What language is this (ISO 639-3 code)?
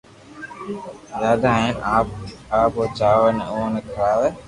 lrk